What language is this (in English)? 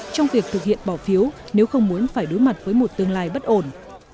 Vietnamese